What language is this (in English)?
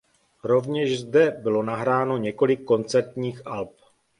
Czech